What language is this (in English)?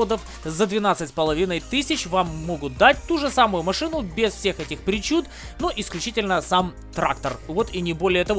Russian